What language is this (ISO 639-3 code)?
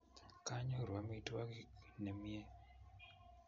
kln